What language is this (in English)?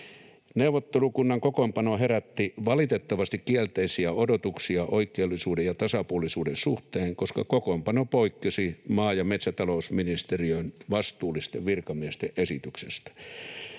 Finnish